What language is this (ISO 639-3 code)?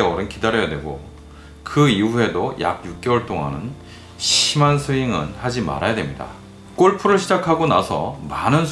kor